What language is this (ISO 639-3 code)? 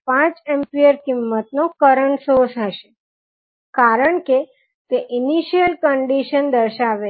guj